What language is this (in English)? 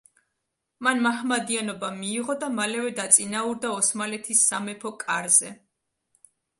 Georgian